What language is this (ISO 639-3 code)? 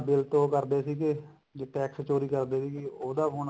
pan